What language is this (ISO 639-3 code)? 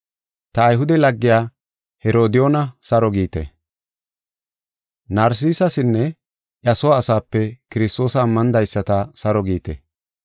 gof